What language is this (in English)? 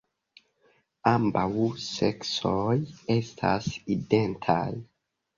Esperanto